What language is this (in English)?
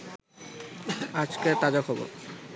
Bangla